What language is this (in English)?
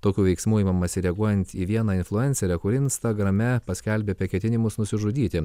Lithuanian